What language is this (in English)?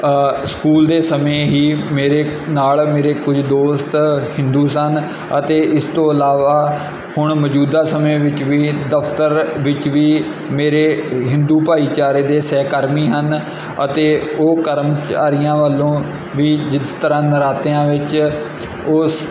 Punjabi